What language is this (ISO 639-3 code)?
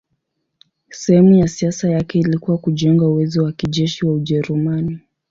swa